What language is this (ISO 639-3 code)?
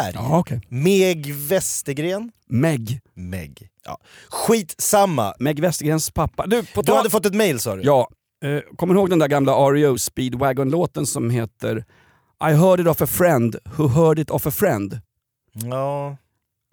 swe